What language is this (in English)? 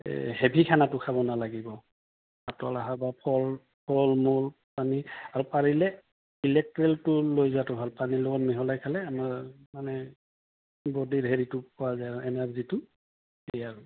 Assamese